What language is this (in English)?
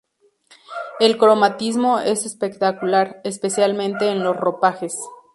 Spanish